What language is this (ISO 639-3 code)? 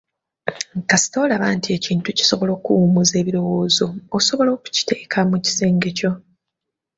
lug